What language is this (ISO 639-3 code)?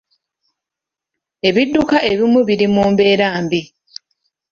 lug